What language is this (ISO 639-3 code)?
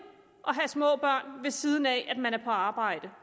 dan